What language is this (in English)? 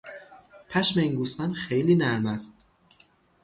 Persian